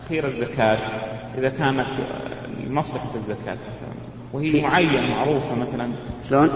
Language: Arabic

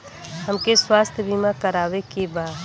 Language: Bhojpuri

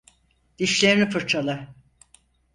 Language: Turkish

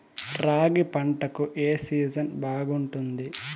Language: Telugu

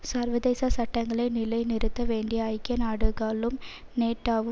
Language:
Tamil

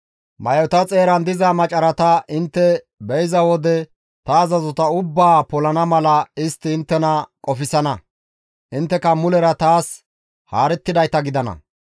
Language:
Gamo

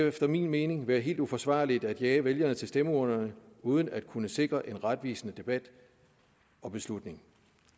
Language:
Danish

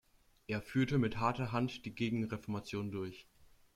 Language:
German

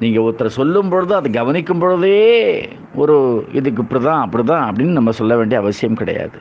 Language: Tamil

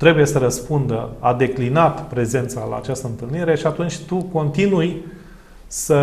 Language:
Romanian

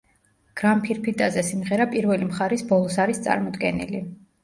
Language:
Georgian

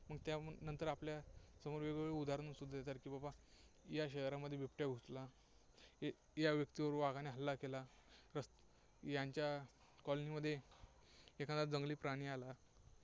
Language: Marathi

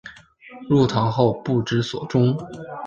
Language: Chinese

